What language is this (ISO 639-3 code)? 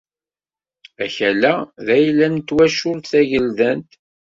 kab